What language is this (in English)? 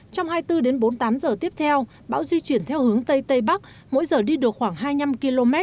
Vietnamese